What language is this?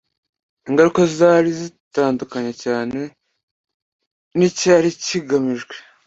Kinyarwanda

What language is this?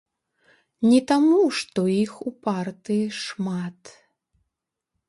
Belarusian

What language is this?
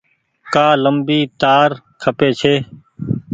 Goaria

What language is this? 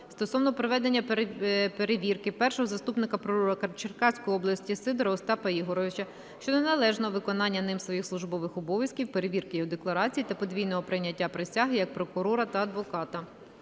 Ukrainian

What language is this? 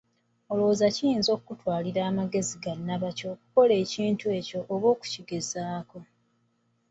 Ganda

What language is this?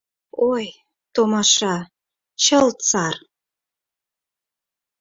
Mari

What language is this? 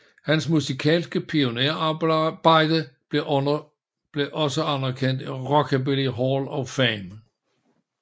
Danish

